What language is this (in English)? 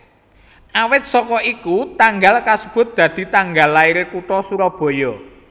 Javanese